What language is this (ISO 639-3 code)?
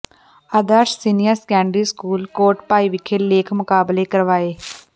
pan